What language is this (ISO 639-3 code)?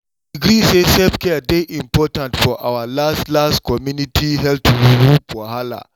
pcm